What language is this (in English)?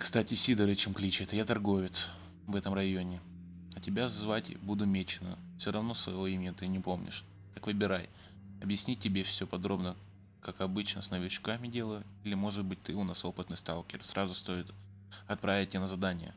Russian